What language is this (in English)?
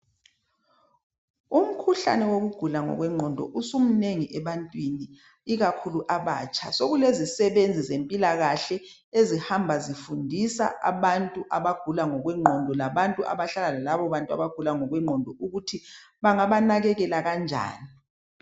North Ndebele